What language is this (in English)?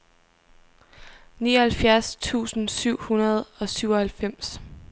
Danish